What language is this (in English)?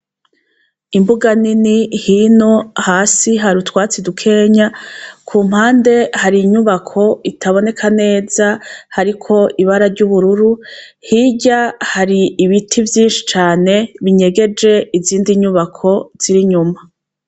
Rundi